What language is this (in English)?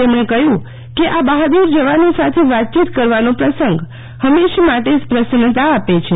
Gujarati